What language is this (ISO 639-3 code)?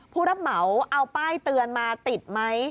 tha